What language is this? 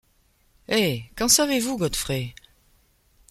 French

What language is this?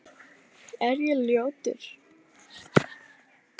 Icelandic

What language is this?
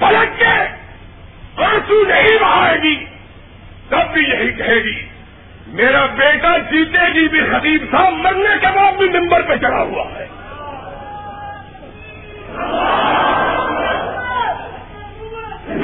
Urdu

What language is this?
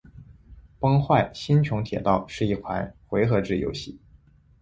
Chinese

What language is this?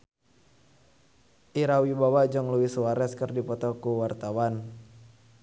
Sundanese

